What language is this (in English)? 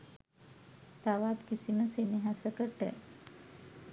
Sinhala